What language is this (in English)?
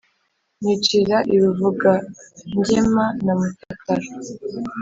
Kinyarwanda